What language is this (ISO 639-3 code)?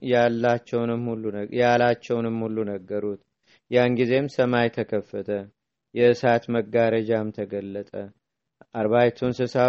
amh